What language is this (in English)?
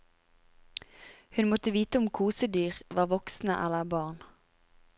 Norwegian